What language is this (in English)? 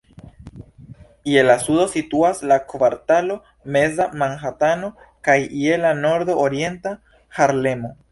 Esperanto